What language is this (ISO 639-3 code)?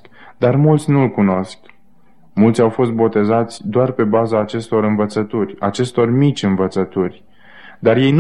ron